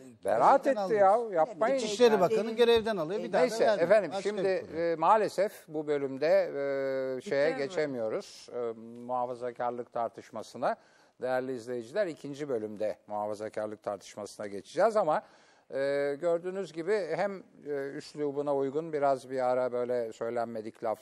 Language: Turkish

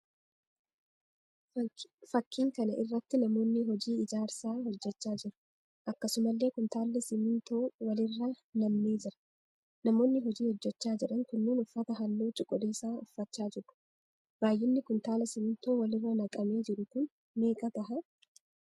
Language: Oromo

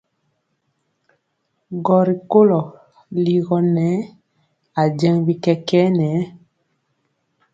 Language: Mpiemo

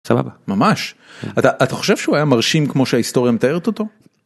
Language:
Hebrew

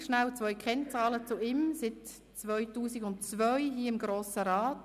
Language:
Swiss German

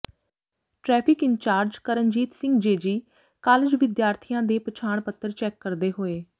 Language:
Punjabi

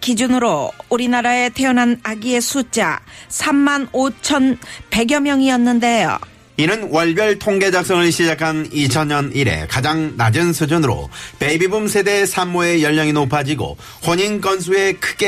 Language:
Korean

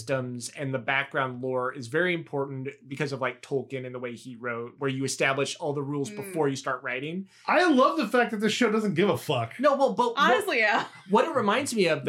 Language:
English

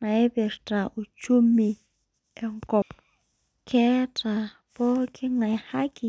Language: Masai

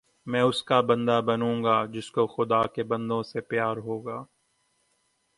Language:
Urdu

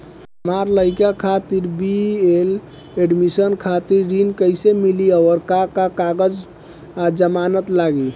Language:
Bhojpuri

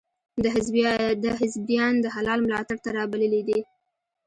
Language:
Pashto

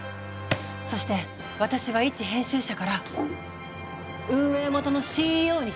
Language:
Japanese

